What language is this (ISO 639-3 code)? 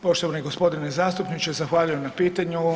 hrv